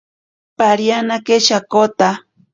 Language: Ashéninka Perené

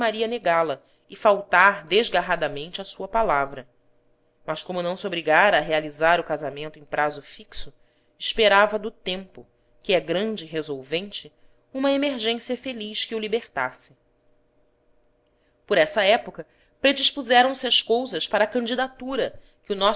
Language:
Portuguese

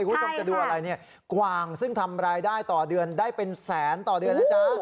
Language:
Thai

